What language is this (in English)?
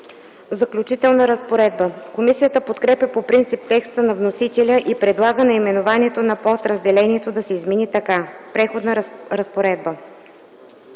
Bulgarian